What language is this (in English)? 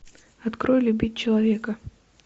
Russian